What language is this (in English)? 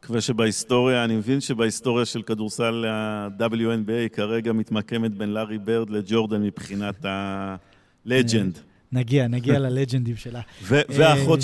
Hebrew